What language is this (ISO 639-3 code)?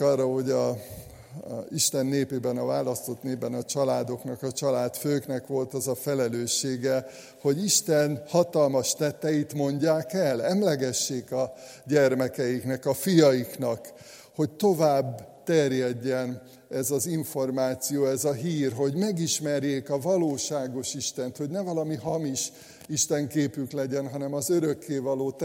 hun